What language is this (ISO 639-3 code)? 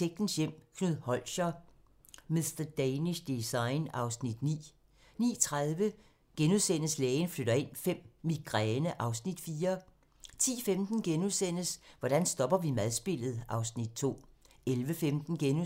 dan